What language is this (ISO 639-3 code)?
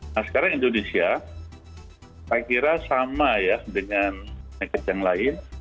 ind